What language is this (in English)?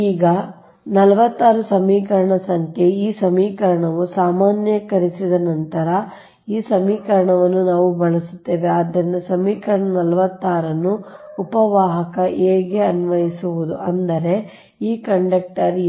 Kannada